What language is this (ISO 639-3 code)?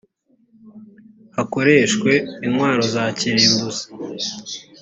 kin